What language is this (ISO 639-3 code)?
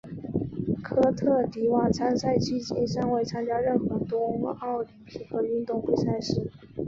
zho